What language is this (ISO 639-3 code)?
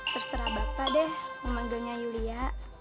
ind